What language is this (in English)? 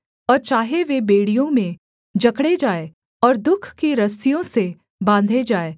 Hindi